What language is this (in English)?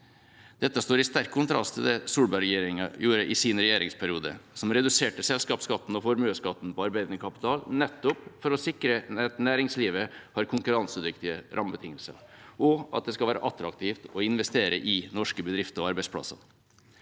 Norwegian